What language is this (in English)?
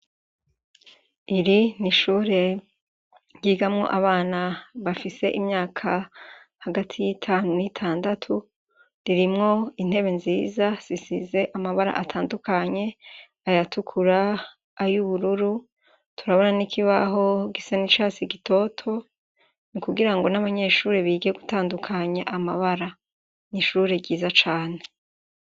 Rundi